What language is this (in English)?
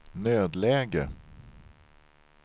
Swedish